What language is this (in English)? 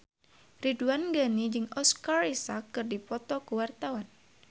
Sundanese